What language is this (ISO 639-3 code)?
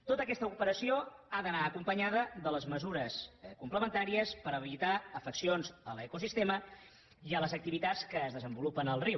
cat